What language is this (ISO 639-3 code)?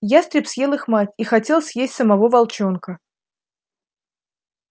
rus